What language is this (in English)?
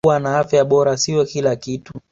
Swahili